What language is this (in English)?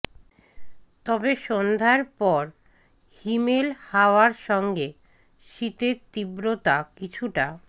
Bangla